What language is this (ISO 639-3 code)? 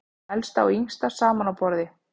isl